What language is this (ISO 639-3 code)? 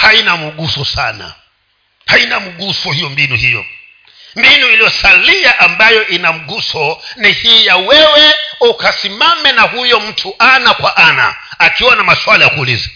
swa